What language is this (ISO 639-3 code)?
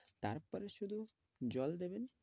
ben